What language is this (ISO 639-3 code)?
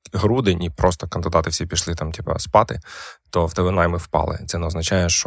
ukr